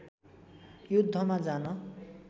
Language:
Nepali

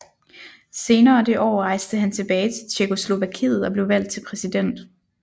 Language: Danish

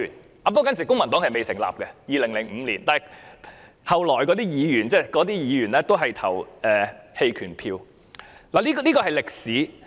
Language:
Cantonese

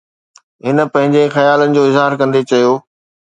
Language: Sindhi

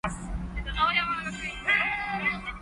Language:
Cantonese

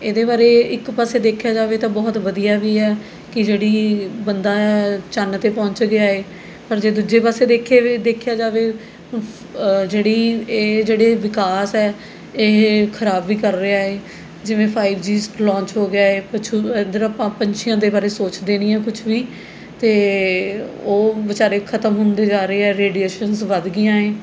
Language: Punjabi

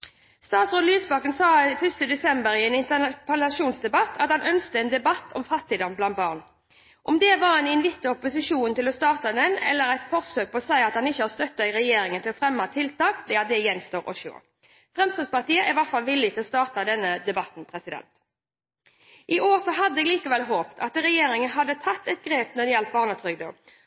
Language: Norwegian Bokmål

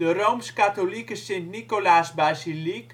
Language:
Dutch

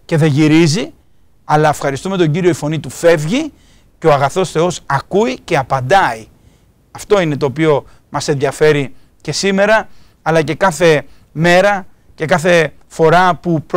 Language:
Greek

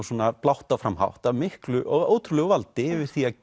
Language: Icelandic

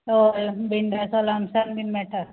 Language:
Konkani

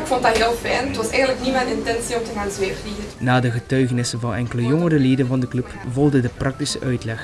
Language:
Dutch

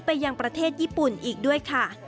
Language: Thai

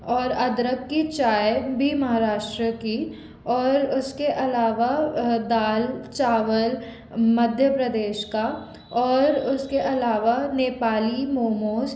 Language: Hindi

